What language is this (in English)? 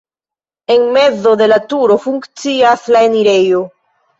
Esperanto